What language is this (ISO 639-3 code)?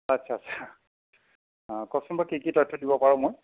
asm